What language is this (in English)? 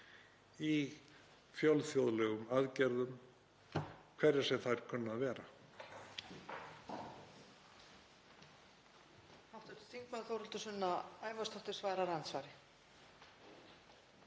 Icelandic